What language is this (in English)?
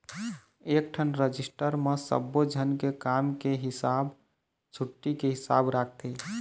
Chhattisgarhi